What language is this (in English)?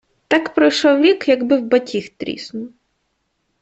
Ukrainian